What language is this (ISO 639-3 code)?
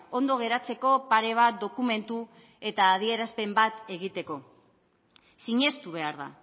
eus